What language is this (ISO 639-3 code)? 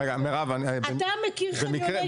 heb